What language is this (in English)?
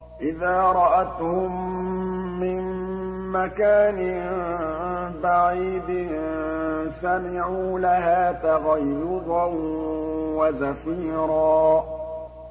Arabic